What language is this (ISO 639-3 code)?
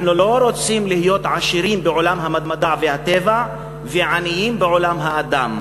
heb